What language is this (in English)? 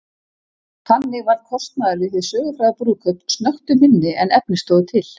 Icelandic